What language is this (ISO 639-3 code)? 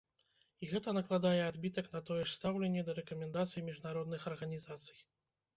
bel